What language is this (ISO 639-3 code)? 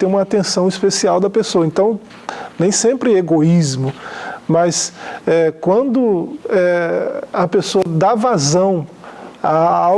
por